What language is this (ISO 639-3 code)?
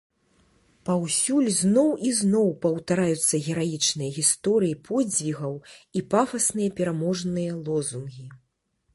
bel